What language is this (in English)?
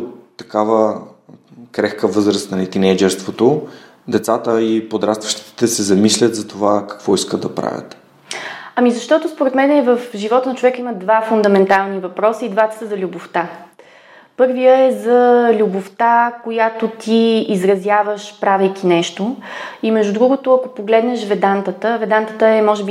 Bulgarian